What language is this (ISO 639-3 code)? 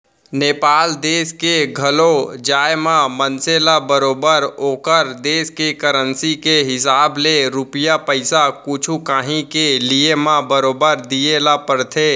hne